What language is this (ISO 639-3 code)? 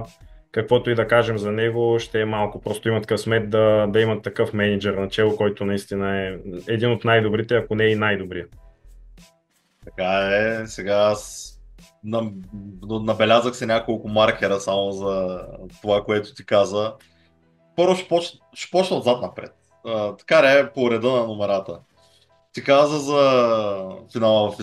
bul